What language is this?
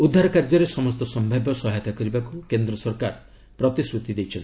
Odia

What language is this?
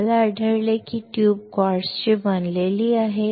Marathi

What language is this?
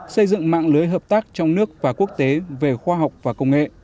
Vietnamese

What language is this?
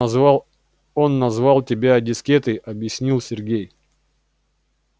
Russian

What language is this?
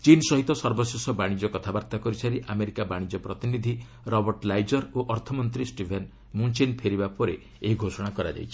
Odia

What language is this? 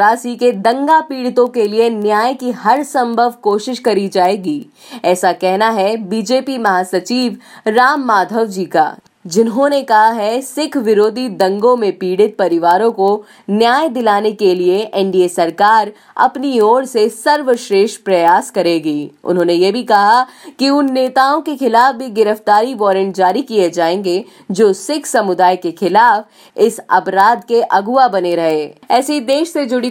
Hindi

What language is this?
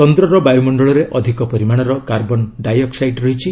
Odia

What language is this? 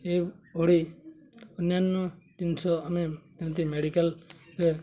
Odia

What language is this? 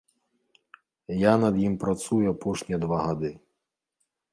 Belarusian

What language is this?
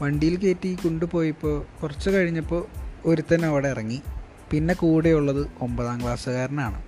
Malayalam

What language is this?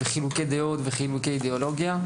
Hebrew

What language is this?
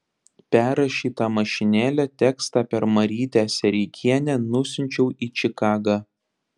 Lithuanian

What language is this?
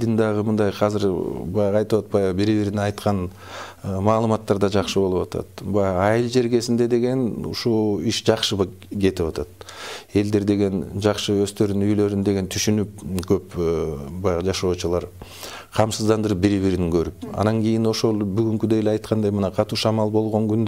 Turkish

